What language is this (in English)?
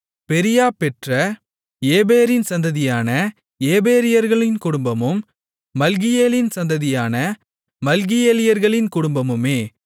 Tamil